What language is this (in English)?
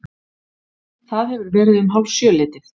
Icelandic